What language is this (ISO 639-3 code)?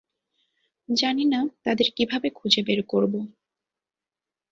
ben